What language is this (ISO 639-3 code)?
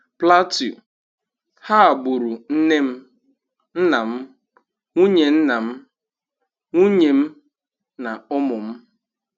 ibo